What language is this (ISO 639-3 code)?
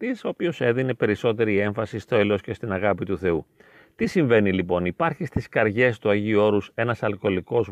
ell